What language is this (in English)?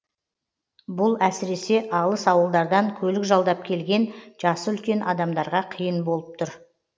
Kazakh